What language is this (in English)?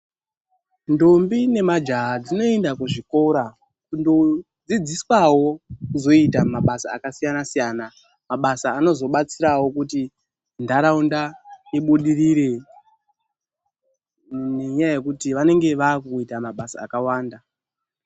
Ndau